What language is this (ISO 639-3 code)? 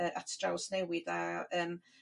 cym